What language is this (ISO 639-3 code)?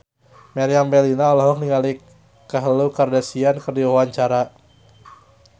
sun